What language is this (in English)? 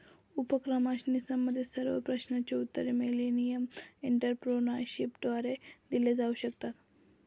Marathi